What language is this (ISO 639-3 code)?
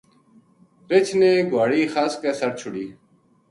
gju